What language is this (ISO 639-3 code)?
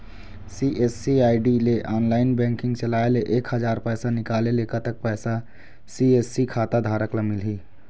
hne